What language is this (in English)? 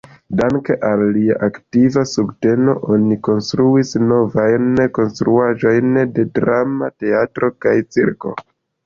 Esperanto